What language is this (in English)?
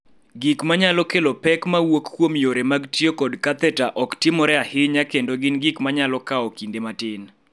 Luo (Kenya and Tanzania)